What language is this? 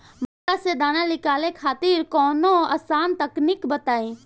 Bhojpuri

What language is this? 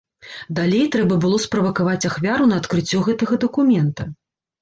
Belarusian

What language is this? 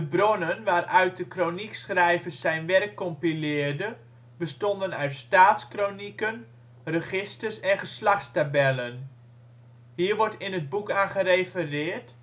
Dutch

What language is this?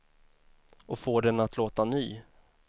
Swedish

